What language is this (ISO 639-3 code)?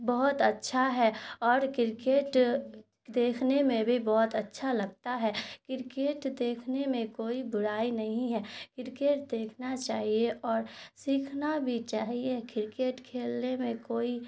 urd